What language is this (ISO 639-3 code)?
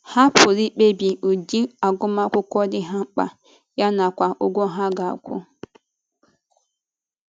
ibo